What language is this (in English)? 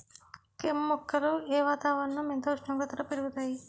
Telugu